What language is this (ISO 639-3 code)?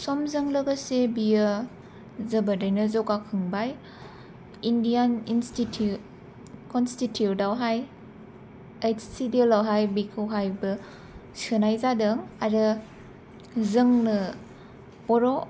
brx